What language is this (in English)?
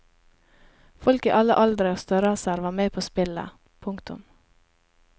Norwegian